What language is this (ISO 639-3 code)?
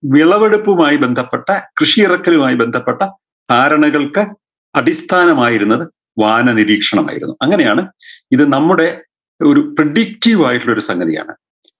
mal